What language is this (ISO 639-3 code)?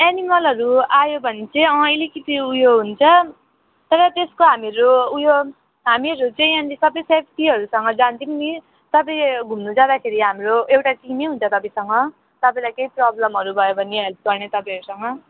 nep